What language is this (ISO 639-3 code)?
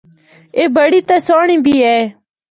hno